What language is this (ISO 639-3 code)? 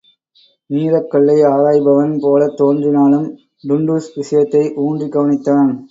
tam